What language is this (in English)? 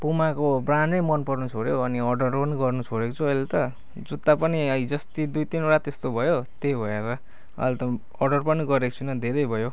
Nepali